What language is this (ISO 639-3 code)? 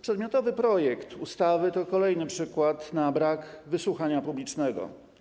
pol